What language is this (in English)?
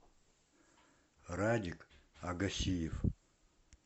Russian